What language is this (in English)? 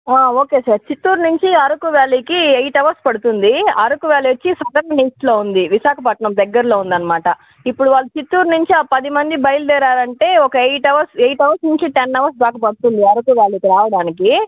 Telugu